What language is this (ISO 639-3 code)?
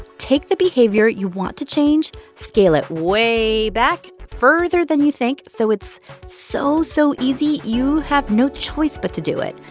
eng